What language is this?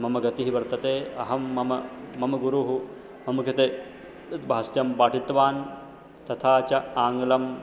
Sanskrit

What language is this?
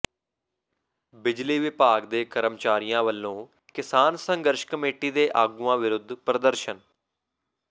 Punjabi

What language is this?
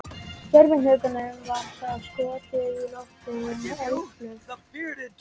Icelandic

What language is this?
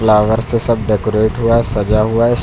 Hindi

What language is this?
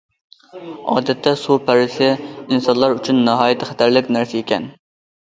Uyghur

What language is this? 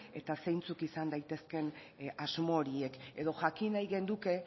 Basque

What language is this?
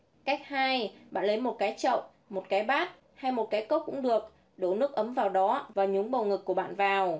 Vietnamese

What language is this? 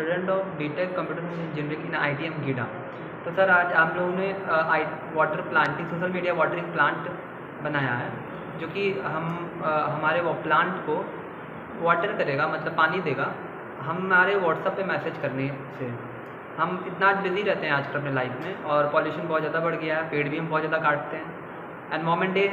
Hindi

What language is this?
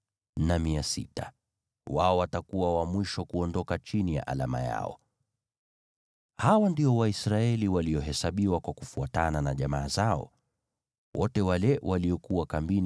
Swahili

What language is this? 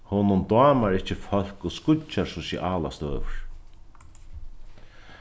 Faroese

